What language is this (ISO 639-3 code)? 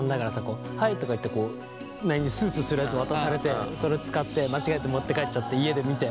jpn